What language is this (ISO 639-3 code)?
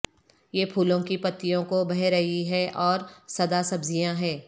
urd